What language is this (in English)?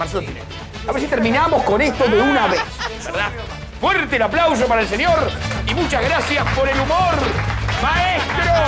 Spanish